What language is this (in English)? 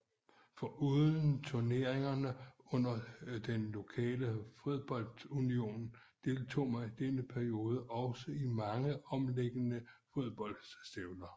Danish